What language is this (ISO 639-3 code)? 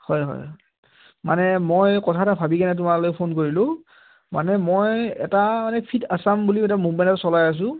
asm